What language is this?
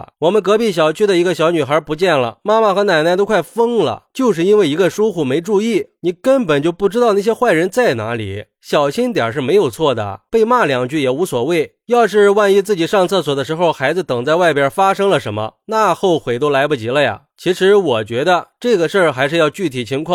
Chinese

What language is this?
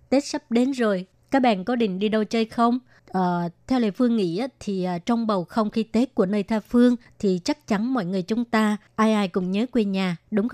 Vietnamese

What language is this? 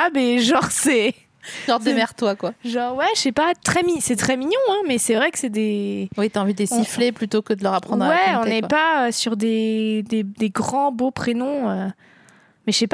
French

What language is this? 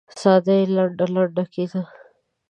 Pashto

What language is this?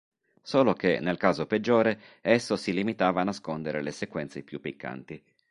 Italian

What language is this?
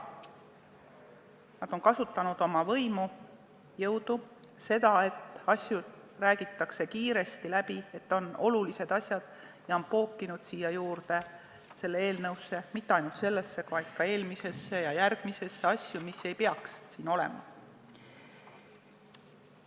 Estonian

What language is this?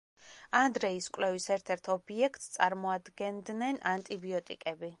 Georgian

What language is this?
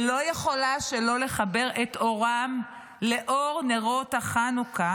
Hebrew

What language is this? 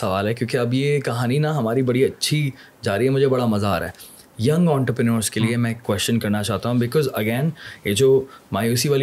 Urdu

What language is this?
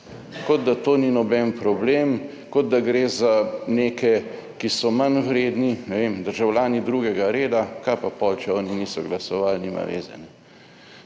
Slovenian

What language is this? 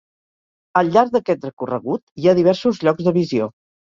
Catalan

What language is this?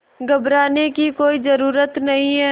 Hindi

